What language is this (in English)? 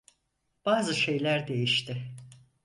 Turkish